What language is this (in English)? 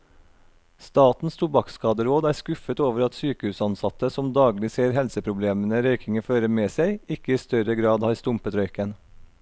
Norwegian